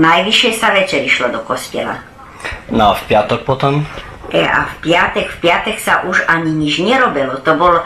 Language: Croatian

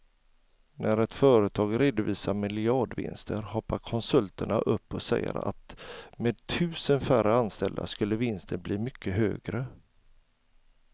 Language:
Swedish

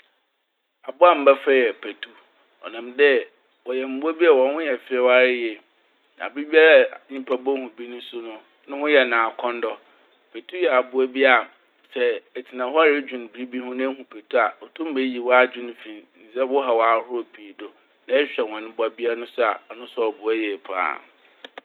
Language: Akan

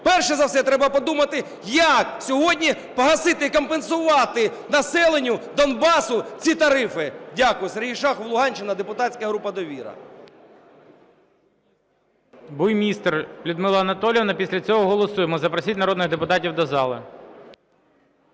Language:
Ukrainian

